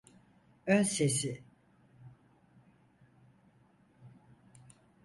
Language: Turkish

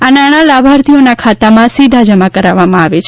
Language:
Gujarati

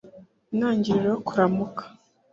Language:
Kinyarwanda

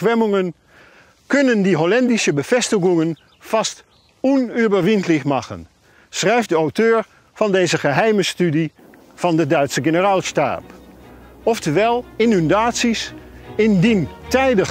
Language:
Dutch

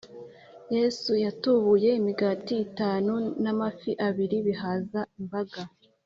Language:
Kinyarwanda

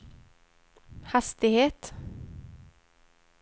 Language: Swedish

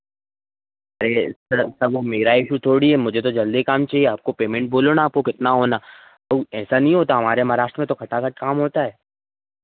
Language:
Hindi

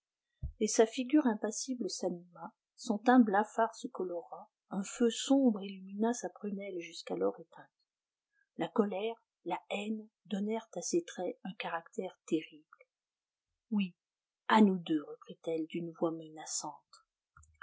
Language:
French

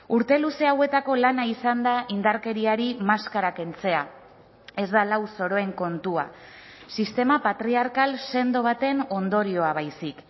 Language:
Basque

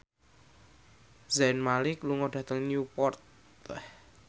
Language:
Javanese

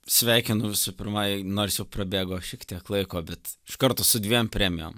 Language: Lithuanian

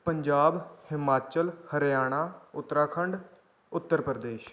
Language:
Punjabi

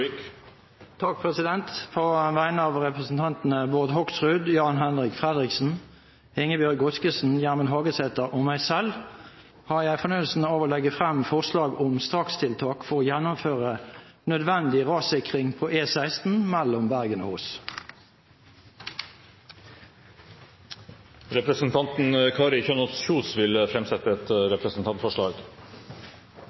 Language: Norwegian Nynorsk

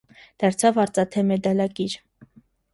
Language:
Armenian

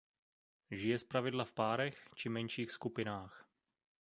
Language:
Czech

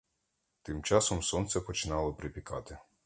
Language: Ukrainian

